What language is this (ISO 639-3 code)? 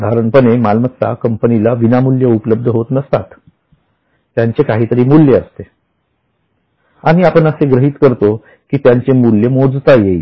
mar